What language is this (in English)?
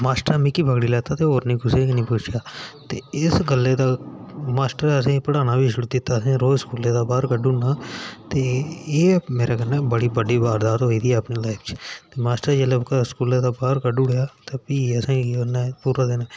Dogri